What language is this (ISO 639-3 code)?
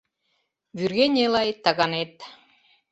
chm